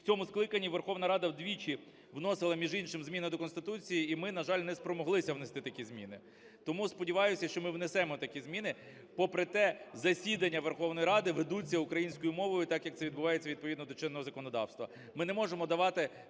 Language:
Ukrainian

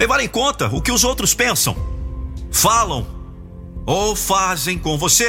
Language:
Portuguese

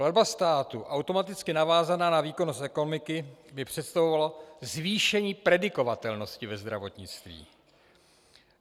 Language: Czech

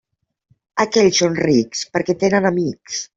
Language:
Catalan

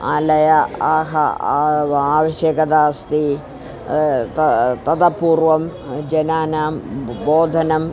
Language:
Sanskrit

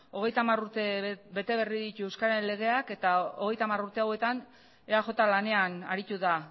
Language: Basque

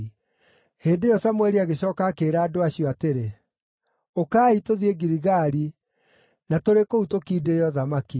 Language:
Kikuyu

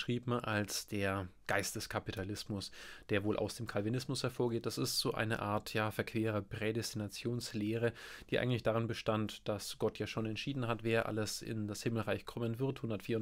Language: German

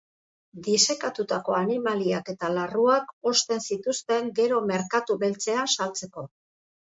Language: Basque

